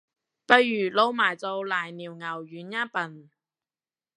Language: Cantonese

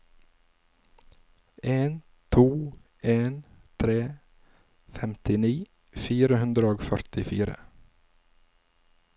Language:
Norwegian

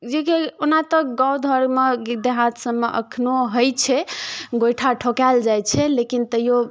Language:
Maithili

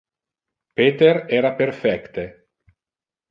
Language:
Interlingua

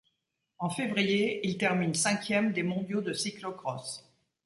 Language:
French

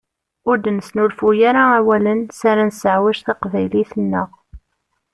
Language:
Kabyle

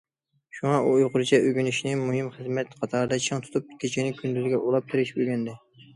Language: Uyghur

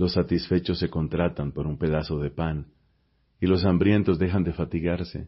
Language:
Spanish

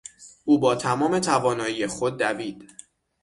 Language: Persian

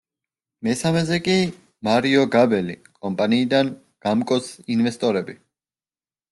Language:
Georgian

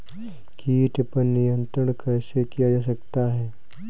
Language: Hindi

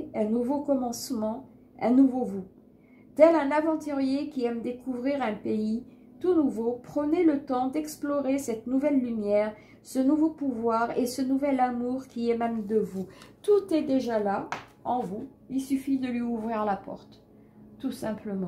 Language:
French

